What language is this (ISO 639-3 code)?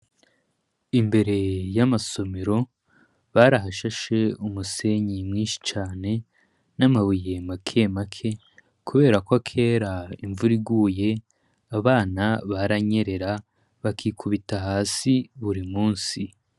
run